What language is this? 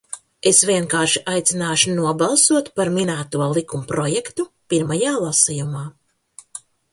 Latvian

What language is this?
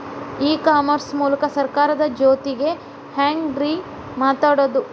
Kannada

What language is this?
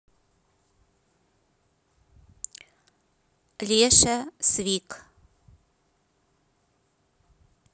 Russian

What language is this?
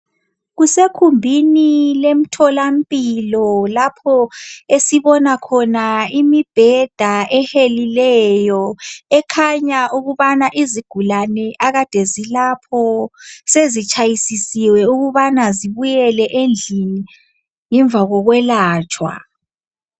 North Ndebele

